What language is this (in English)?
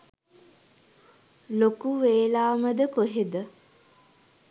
Sinhala